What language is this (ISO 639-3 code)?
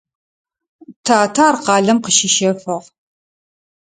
ady